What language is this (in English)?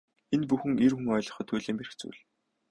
Mongolian